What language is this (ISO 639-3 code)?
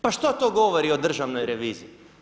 hrv